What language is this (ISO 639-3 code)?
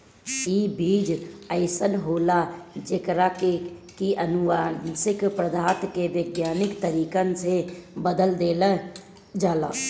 bho